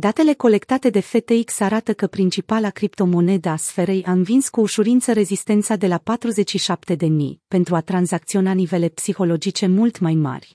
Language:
Romanian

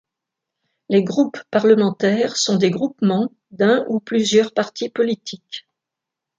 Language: French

